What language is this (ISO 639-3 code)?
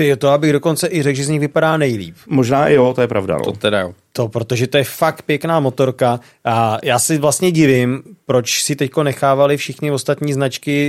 ces